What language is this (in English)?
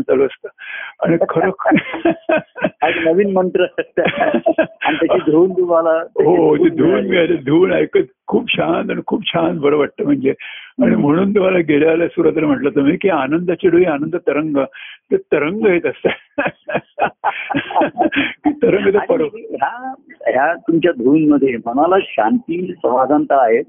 Marathi